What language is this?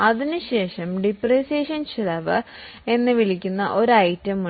Malayalam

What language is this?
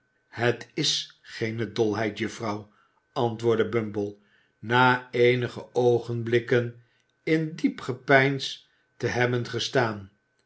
Dutch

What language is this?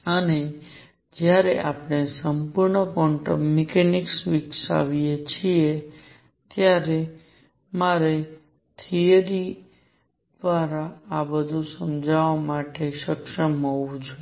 Gujarati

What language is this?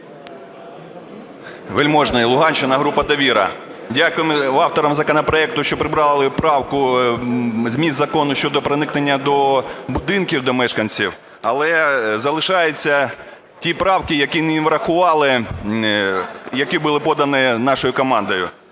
Ukrainian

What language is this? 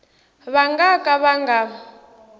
Tsonga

